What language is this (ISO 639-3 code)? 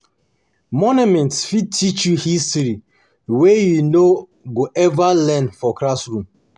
pcm